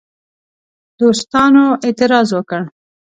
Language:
Pashto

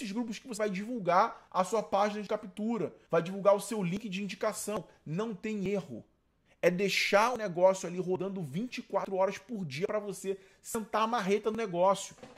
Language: Portuguese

